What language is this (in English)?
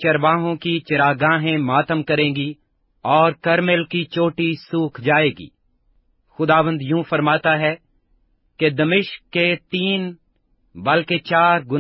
Urdu